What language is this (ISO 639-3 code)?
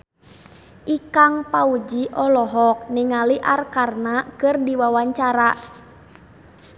sun